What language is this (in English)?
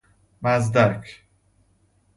Persian